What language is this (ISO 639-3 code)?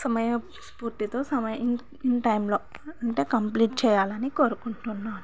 tel